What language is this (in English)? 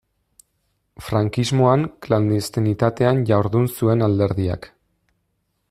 Basque